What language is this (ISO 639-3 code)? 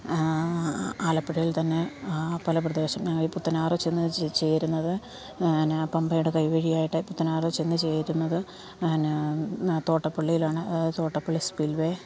mal